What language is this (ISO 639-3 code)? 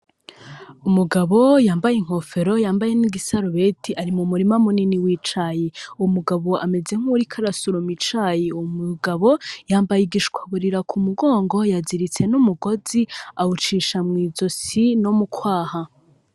run